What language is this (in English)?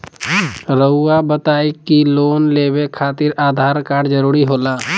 Magahi